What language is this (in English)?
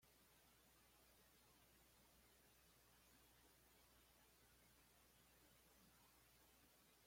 Spanish